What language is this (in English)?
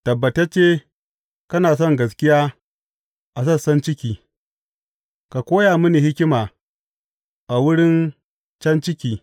Hausa